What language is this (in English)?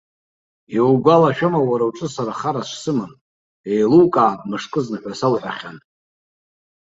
Abkhazian